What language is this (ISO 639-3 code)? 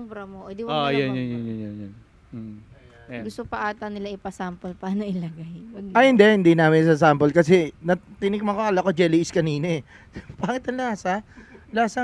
fil